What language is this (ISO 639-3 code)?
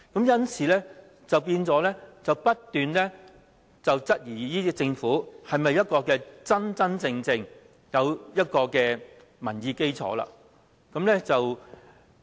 yue